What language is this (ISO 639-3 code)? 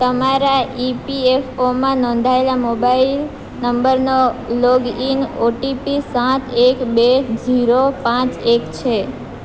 guj